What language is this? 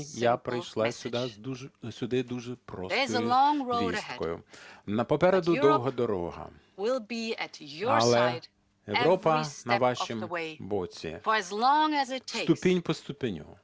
Ukrainian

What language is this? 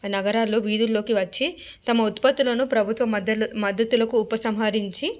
Telugu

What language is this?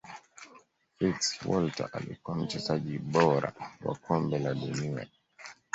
Swahili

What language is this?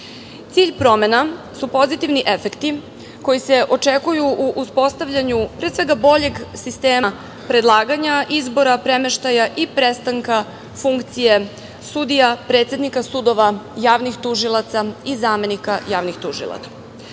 Serbian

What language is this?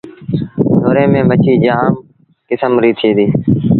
Sindhi Bhil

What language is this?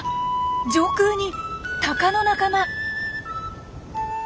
Japanese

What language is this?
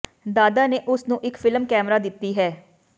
Punjabi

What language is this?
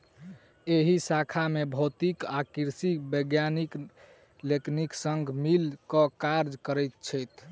Maithili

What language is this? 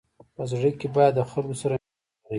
Pashto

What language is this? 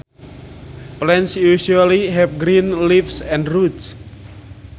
Sundanese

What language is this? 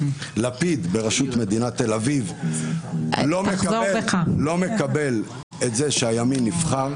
Hebrew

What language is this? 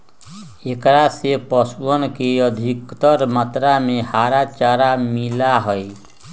Magahi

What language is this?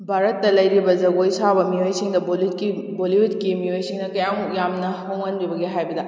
Manipuri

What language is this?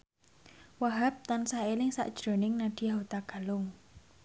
Javanese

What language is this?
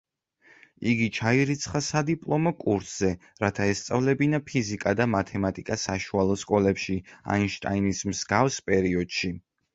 Georgian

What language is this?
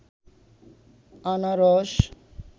Bangla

